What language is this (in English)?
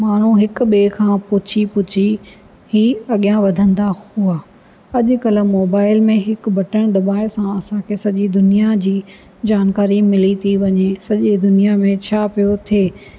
Sindhi